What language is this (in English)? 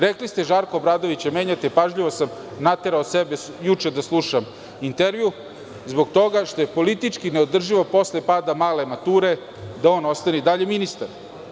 Serbian